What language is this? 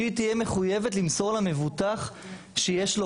Hebrew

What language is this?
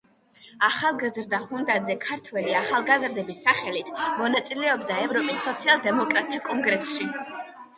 Georgian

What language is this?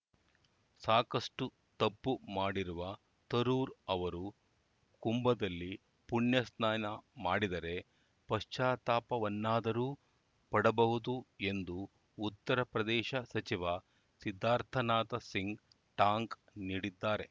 Kannada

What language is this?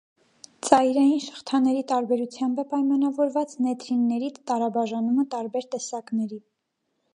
Armenian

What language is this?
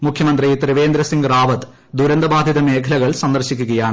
Malayalam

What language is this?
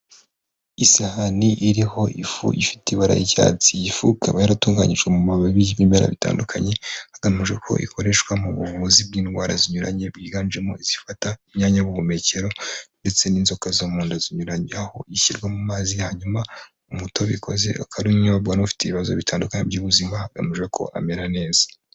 Kinyarwanda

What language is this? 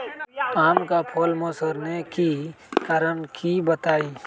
Magahi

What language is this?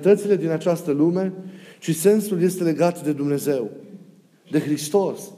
Romanian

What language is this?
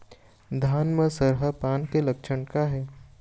Chhattisgarhi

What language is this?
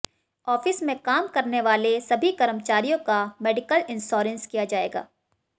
Hindi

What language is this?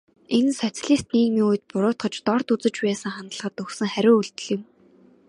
Mongolian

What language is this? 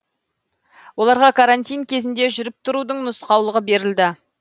Kazakh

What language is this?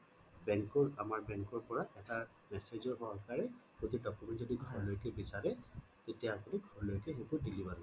Assamese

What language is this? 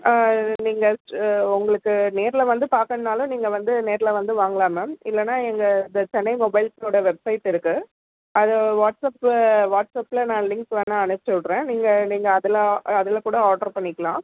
Tamil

